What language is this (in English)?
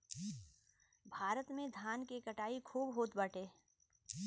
Bhojpuri